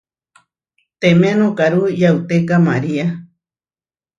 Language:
Huarijio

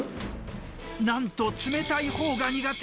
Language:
Japanese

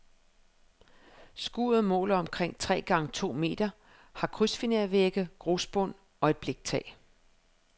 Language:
Danish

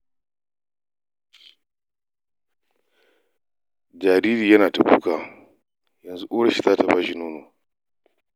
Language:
Hausa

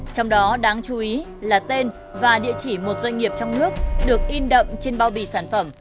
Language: Vietnamese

